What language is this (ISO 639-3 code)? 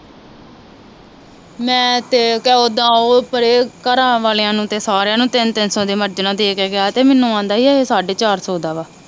pan